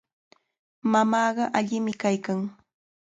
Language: Cajatambo North Lima Quechua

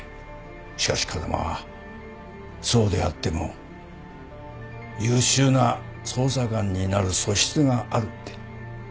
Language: Japanese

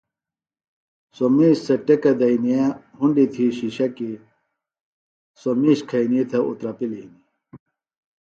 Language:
Phalura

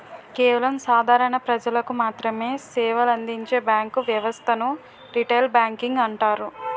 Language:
Telugu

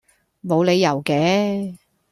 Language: Cantonese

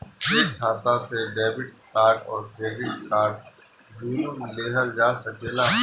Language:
Bhojpuri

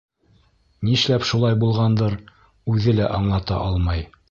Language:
Bashkir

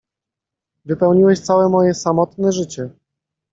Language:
Polish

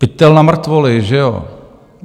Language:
Czech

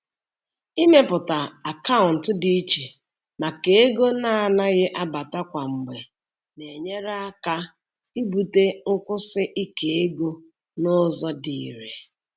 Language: Igbo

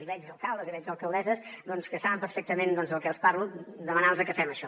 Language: Catalan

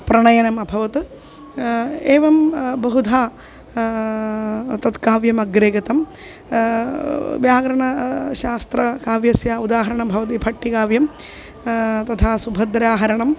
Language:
Sanskrit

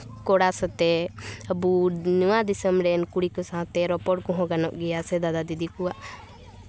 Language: Santali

